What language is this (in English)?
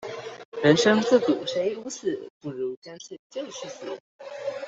Chinese